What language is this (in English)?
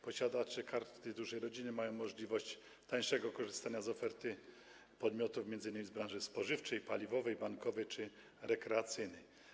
Polish